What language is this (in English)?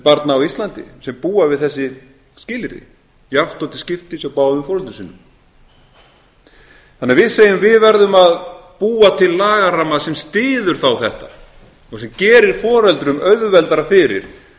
Icelandic